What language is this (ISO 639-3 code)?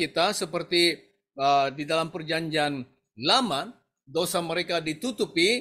ind